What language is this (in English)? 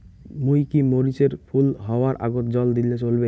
Bangla